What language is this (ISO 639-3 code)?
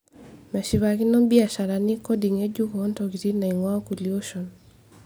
mas